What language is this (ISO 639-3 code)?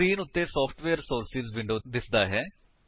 pan